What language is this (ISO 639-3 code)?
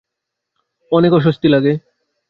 ben